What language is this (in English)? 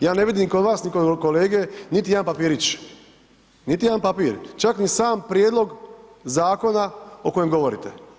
Croatian